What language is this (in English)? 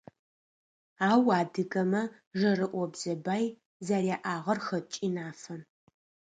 Adyghe